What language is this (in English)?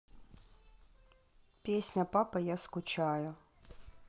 Russian